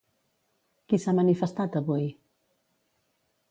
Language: Catalan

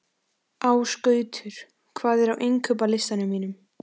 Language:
Icelandic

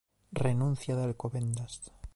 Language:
Galician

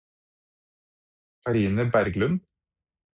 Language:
Norwegian Bokmål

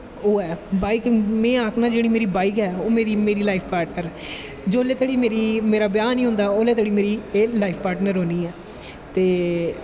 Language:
Dogri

